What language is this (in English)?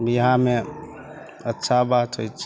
Maithili